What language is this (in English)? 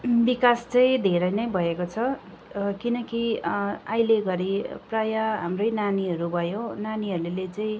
Nepali